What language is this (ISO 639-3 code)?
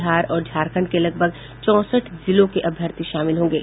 hin